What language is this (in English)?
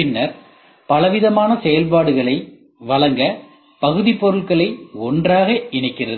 Tamil